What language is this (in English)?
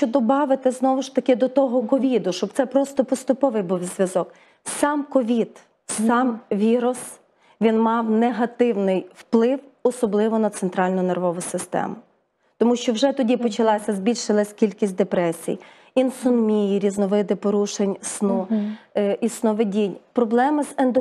Ukrainian